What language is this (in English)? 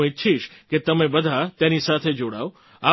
Gujarati